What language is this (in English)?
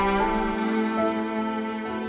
Indonesian